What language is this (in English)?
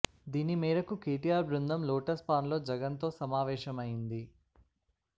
Telugu